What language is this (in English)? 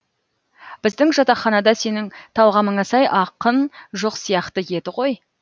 Kazakh